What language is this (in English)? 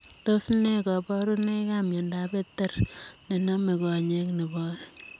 Kalenjin